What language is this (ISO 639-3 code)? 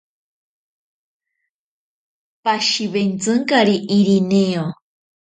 prq